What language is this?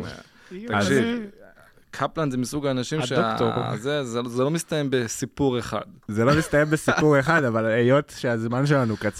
Hebrew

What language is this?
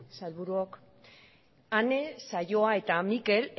Basque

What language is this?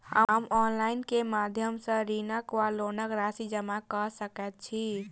Maithili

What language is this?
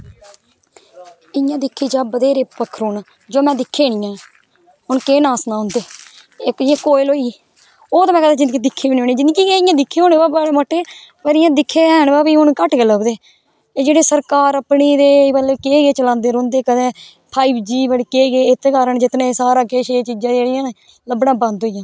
Dogri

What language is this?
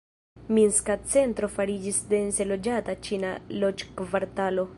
Esperanto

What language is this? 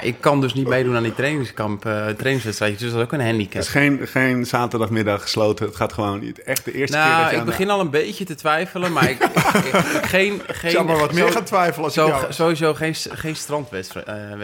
Dutch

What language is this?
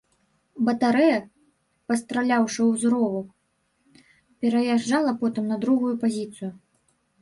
Belarusian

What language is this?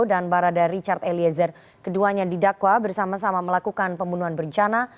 Indonesian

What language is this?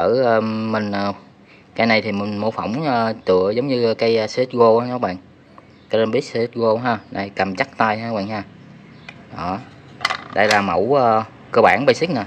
Vietnamese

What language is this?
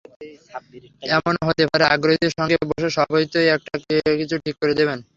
Bangla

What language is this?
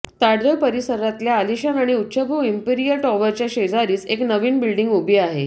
Marathi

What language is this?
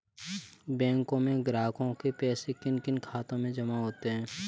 Hindi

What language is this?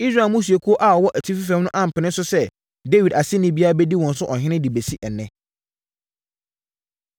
Akan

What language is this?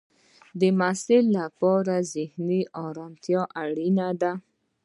Pashto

